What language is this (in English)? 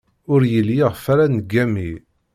Kabyle